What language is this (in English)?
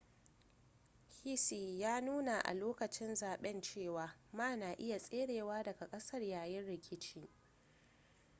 Hausa